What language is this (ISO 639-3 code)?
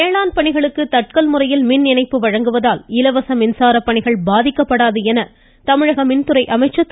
tam